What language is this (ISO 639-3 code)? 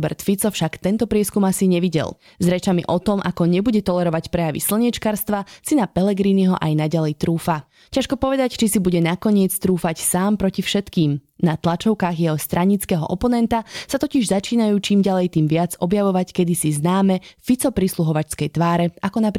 slk